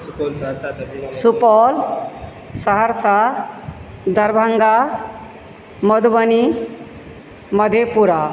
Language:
Maithili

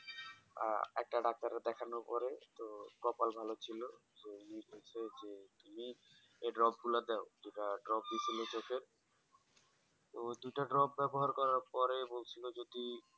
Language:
Bangla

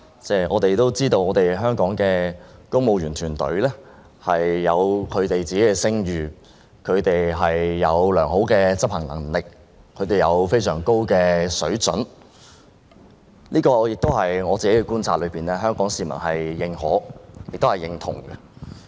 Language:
Cantonese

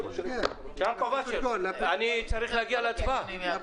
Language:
Hebrew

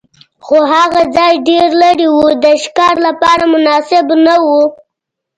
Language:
Pashto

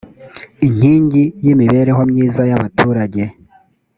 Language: Kinyarwanda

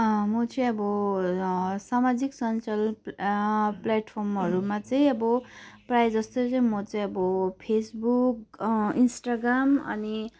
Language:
Nepali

